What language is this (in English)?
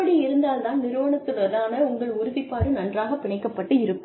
Tamil